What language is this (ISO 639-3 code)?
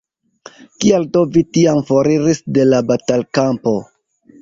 epo